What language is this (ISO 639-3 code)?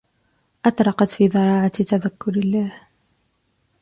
ara